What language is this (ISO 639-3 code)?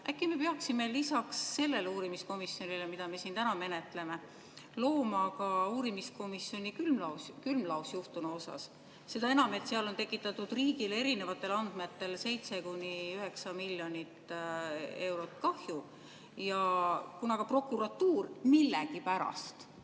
est